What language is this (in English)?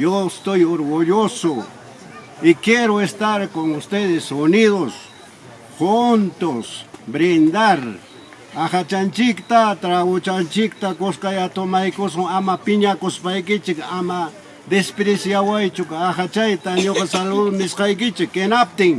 Spanish